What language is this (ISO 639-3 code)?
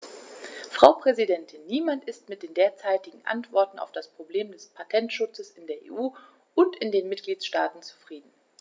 deu